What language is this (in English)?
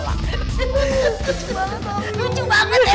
Indonesian